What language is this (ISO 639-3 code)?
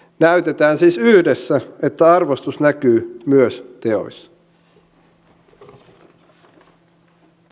fin